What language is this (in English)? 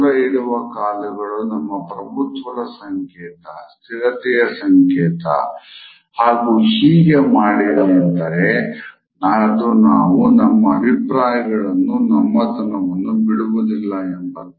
Kannada